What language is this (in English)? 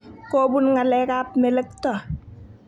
Kalenjin